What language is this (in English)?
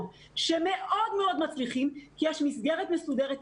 Hebrew